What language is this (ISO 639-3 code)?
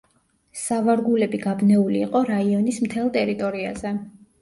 kat